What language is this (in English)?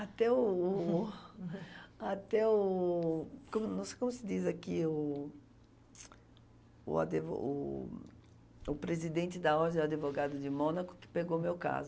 Portuguese